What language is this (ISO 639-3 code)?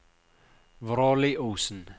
nor